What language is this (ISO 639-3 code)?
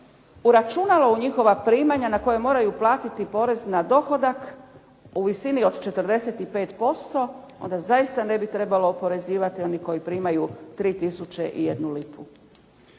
hrv